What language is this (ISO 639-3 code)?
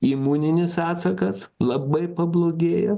lit